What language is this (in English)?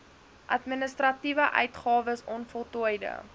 Afrikaans